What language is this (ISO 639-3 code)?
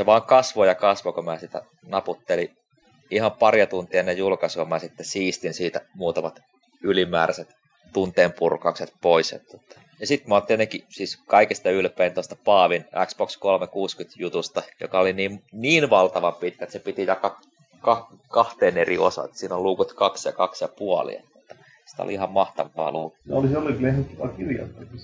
fin